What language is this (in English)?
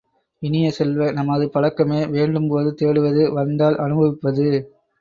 Tamil